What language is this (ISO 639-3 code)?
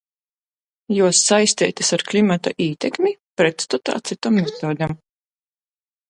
ltg